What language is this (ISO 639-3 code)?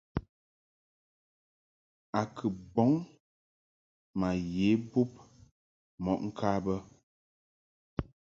mhk